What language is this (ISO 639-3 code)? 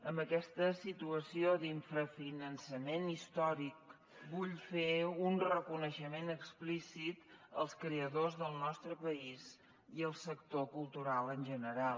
cat